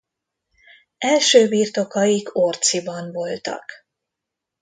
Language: Hungarian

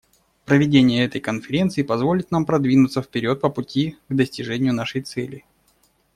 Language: Russian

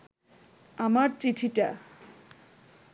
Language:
Bangla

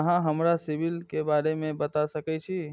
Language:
Maithili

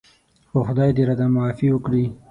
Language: Pashto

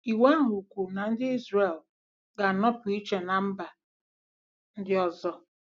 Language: Igbo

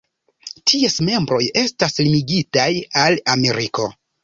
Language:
Esperanto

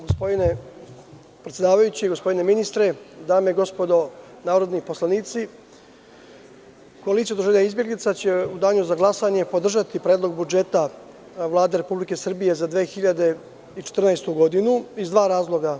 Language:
Serbian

